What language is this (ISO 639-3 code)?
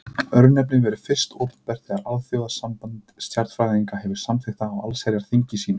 isl